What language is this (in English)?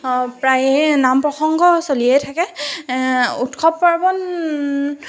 Assamese